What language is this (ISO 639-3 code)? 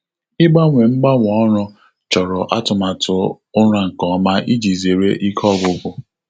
ibo